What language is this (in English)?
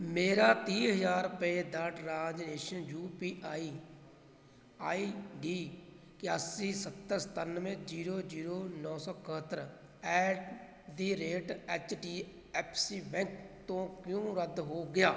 Punjabi